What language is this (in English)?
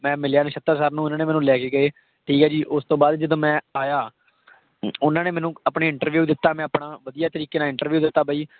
Punjabi